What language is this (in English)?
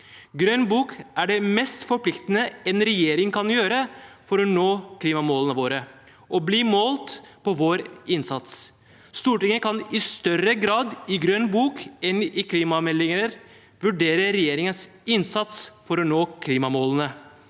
Norwegian